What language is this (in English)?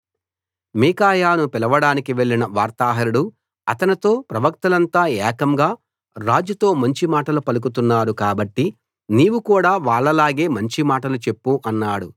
Telugu